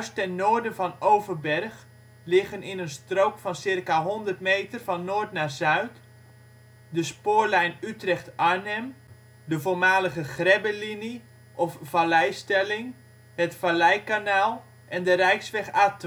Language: Dutch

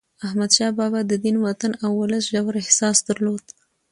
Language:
Pashto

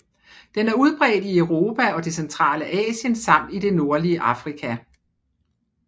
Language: Danish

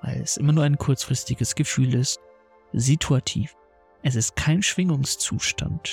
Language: German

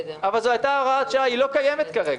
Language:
Hebrew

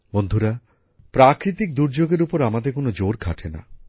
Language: Bangla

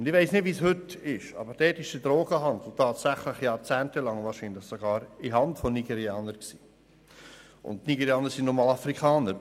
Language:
Swiss German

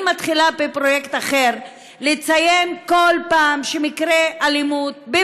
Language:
Hebrew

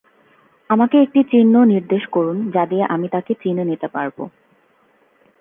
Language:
Bangla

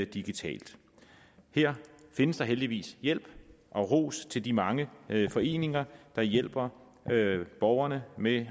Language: Danish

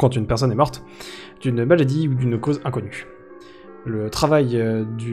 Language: French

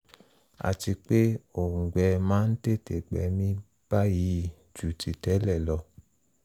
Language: Yoruba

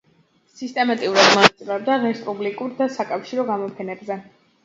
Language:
Georgian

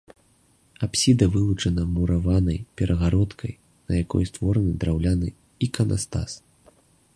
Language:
Belarusian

